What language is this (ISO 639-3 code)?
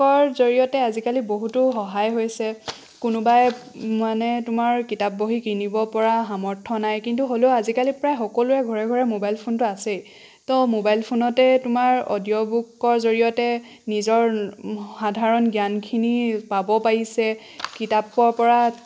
asm